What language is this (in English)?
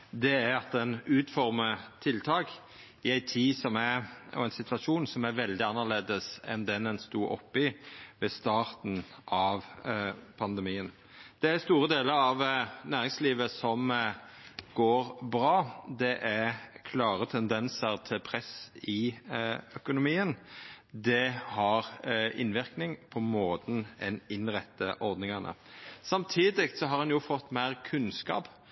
Norwegian Nynorsk